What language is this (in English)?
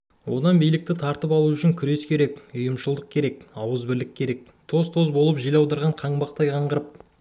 Kazakh